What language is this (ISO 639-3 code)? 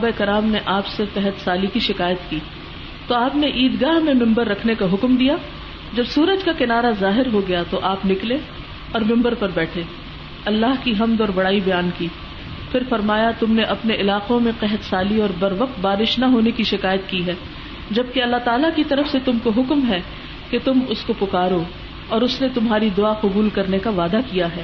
urd